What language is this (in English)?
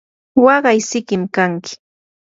Yanahuanca Pasco Quechua